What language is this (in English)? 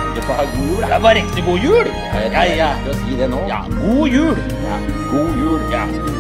Norwegian